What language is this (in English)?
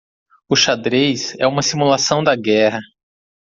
Portuguese